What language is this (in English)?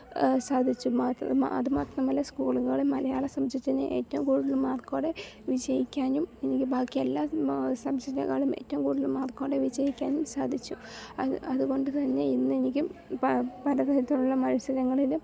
Malayalam